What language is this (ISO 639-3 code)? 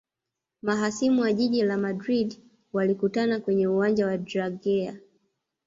swa